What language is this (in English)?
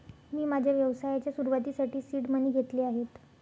Marathi